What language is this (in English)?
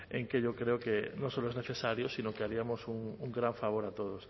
Spanish